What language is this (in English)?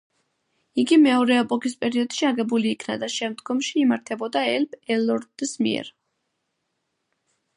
Georgian